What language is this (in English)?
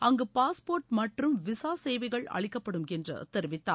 Tamil